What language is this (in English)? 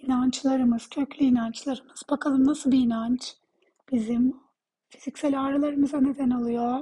Turkish